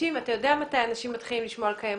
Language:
Hebrew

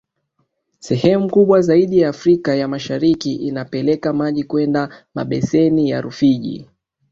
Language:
Swahili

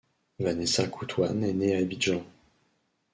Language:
French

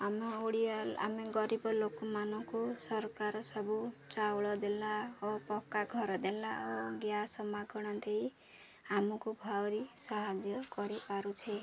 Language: Odia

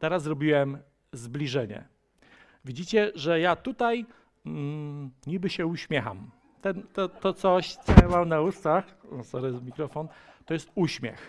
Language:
Polish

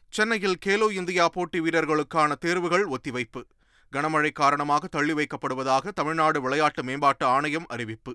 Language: Tamil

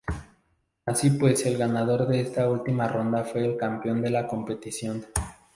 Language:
Spanish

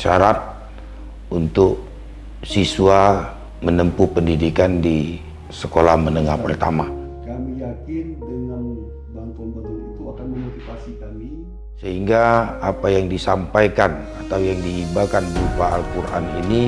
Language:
Indonesian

